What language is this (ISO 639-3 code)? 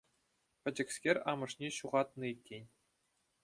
chv